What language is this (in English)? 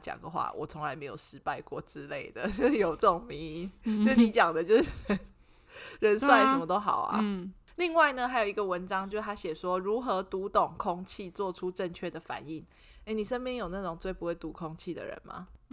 Chinese